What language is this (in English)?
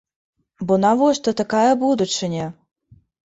Belarusian